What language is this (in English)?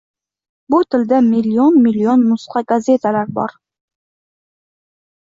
Uzbek